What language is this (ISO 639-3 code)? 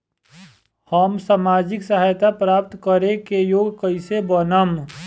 bho